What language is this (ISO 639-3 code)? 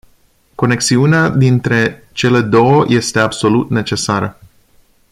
ron